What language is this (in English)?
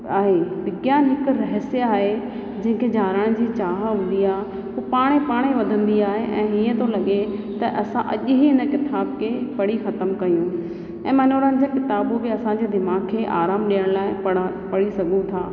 Sindhi